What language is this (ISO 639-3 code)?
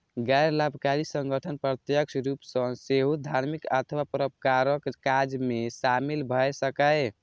mai